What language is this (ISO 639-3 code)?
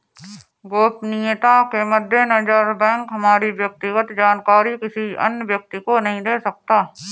hin